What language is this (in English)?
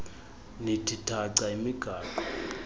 Xhosa